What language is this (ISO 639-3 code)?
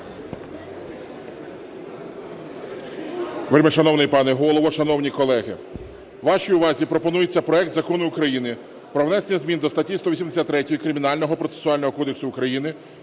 ukr